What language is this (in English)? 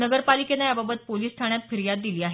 Marathi